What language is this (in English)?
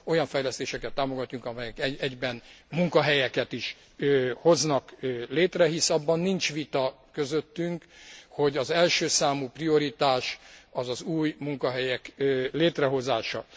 Hungarian